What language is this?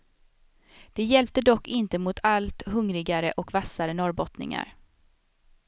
Swedish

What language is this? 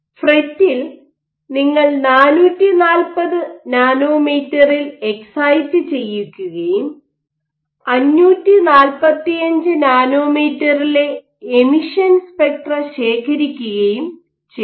Malayalam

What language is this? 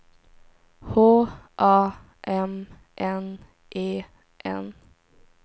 Swedish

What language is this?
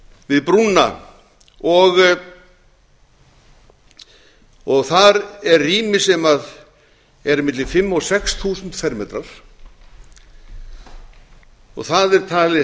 Icelandic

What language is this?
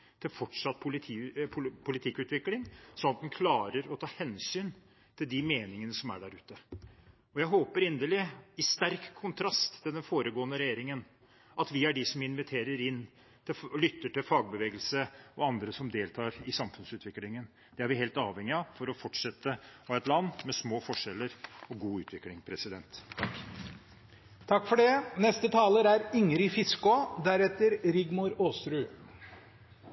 Norwegian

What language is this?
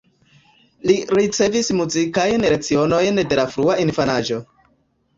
Esperanto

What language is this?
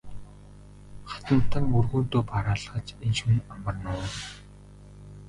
Mongolian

